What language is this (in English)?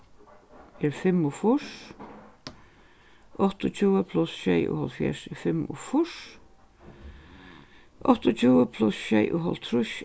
Faroese